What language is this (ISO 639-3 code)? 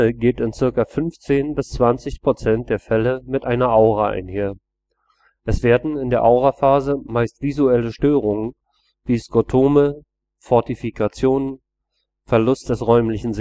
deu